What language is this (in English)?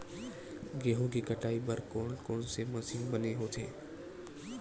Chhattisgarhi